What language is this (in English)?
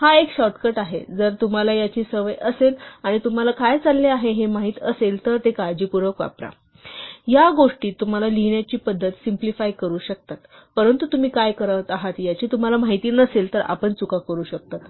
Marathi